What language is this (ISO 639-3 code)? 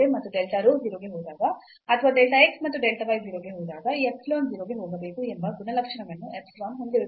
kan